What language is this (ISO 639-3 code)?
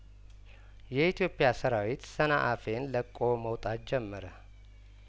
amh